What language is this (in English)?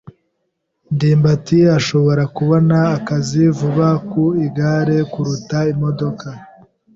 Kinyarwanda